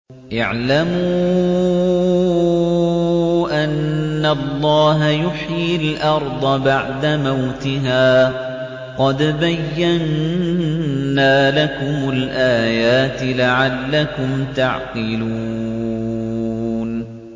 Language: Arabic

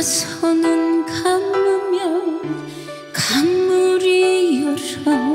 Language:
Korean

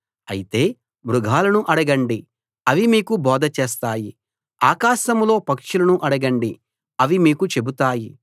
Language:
Telugu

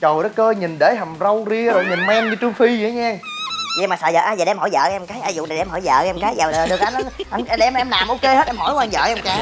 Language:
Vietnamese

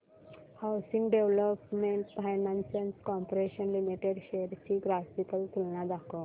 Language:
Marathi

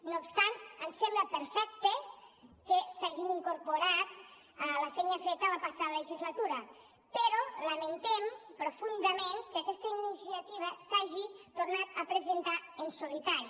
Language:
Catalan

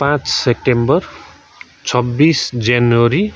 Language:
Nepali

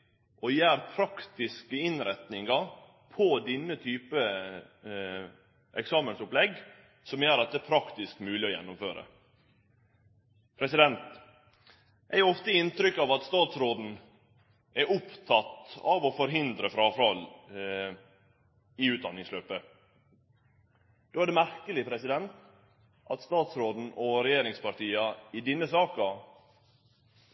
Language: Norwegian Nynorsk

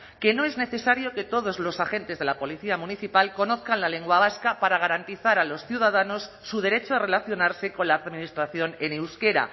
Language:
Spanish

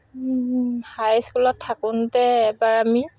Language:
Assamese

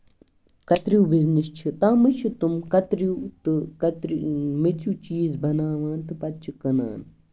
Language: Kashmiri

